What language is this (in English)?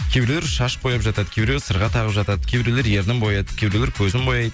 Kazakh